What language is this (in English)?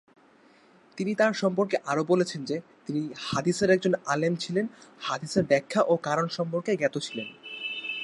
Bangla